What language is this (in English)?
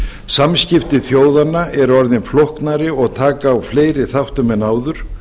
Icelandic